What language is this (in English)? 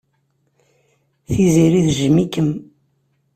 Kabyle